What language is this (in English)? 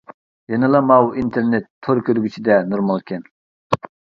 Uyghur